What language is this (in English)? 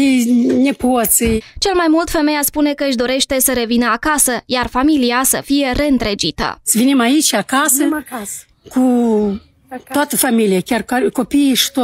Romanian